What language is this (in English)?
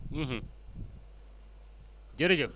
Wolof